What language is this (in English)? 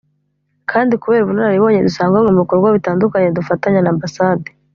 Kinyarwanda